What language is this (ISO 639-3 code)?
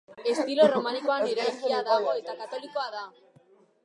eus